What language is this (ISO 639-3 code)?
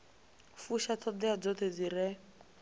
ven